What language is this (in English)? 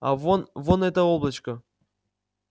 Russian